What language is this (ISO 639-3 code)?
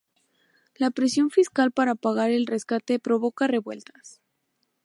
spa